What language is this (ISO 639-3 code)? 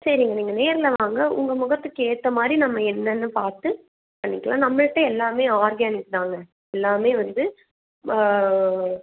tam